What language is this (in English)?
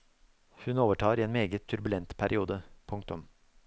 Norwegian